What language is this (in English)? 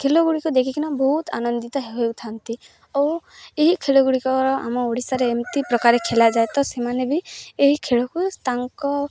Odia